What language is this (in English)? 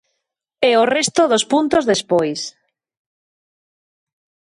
Galician